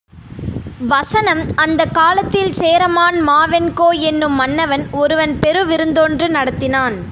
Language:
Tamil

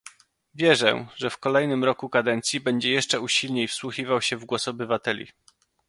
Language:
Polish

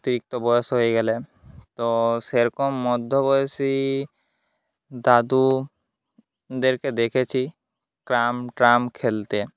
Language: Bangla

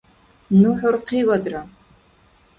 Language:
Dargwa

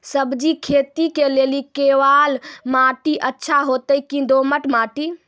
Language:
Maithili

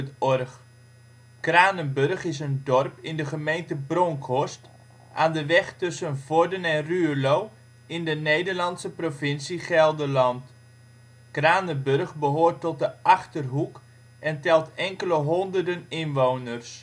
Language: Dutch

